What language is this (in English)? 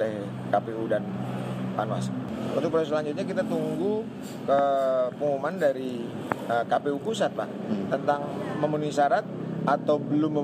Indonesian